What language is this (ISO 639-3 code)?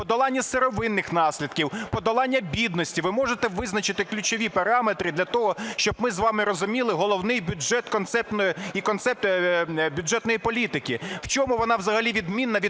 ukr